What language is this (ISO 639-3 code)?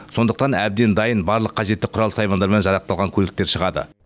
kaz